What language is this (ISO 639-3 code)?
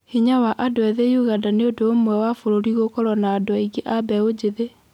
kik